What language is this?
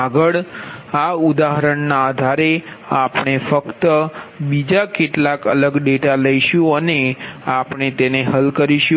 Gujarati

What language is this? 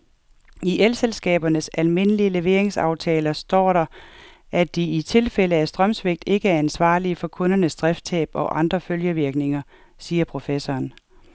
Danish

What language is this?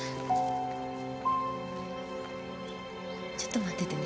Japanese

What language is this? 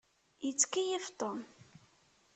Kabyle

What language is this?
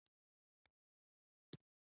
Pashto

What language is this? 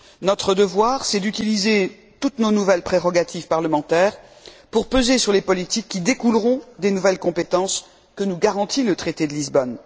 French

